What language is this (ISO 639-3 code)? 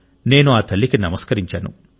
tel